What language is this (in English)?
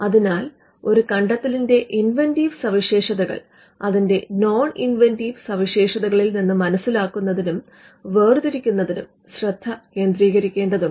Malayalam